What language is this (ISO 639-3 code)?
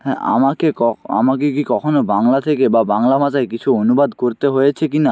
ben